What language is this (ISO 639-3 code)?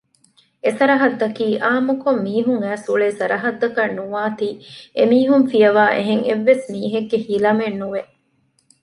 div